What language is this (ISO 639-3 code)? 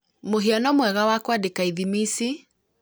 kik